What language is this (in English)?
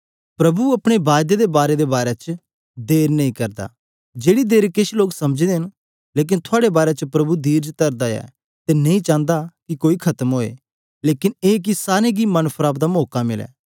Dogri